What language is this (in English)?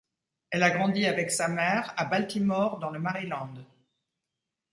French